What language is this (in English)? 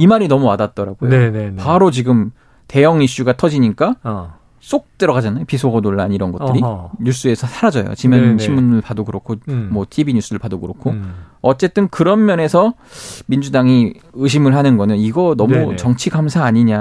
Korean